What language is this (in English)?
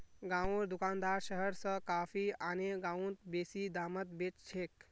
Magahi